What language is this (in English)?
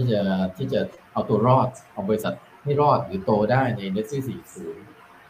Thai